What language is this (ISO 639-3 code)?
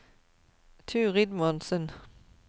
nor